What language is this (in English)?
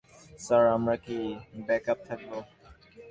Bangla